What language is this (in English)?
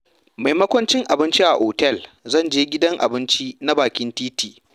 Hausa